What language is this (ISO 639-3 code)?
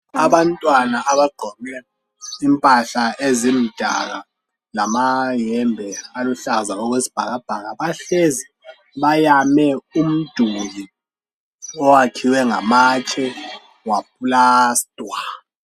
nde